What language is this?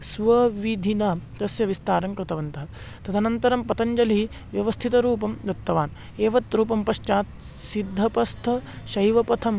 Sanskrit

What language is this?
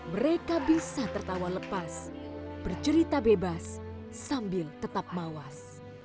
Indonesian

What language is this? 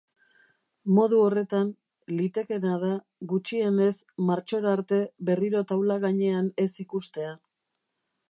Basque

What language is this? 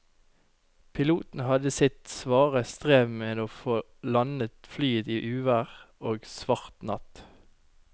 Norwegian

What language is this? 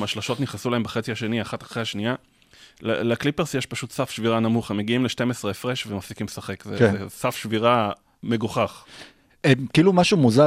Hebrew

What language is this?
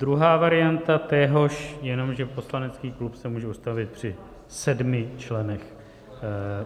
Czech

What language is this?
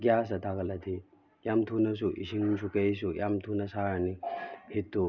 Manipuri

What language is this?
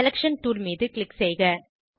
Tamil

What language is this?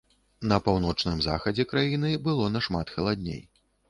Belarusian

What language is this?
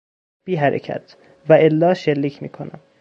Persian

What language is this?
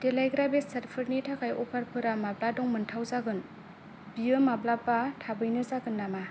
Bodo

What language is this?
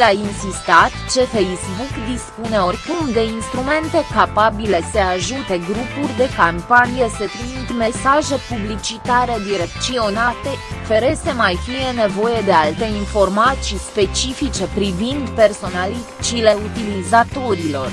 Romanian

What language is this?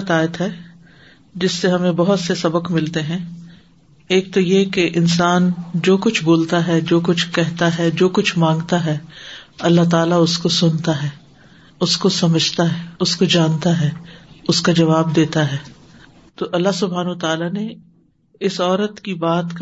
Urdu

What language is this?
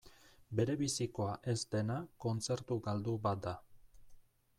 Basque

